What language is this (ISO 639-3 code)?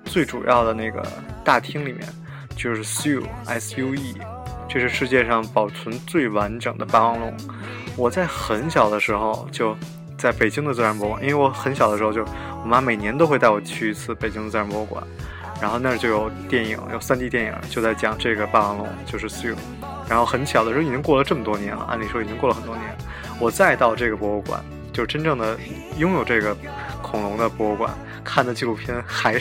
zho